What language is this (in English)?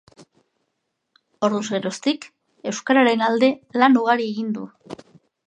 Basque